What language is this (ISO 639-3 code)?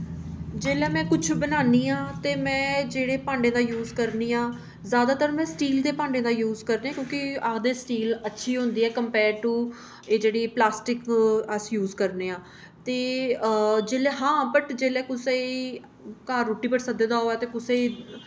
doi